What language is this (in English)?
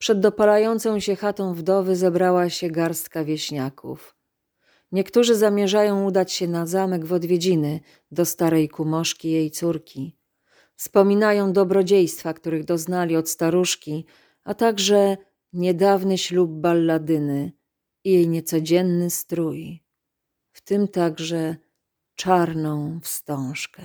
Polish